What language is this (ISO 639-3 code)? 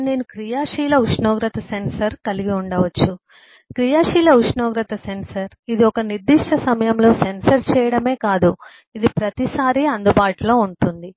tel